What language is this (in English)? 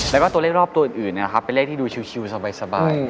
Thai